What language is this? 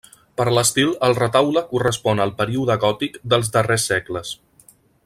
Catalan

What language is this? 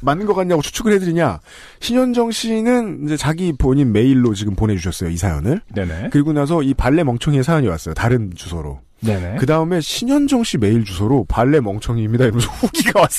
Korean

